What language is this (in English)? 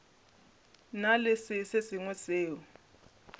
Northern Sotho